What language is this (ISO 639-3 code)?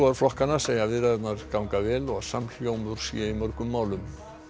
isl